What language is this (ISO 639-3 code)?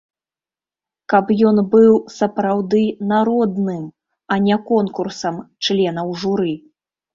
bel